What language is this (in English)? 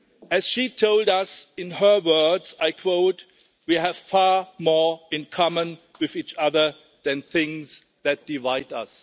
English